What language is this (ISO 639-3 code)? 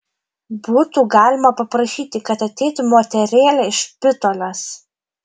lit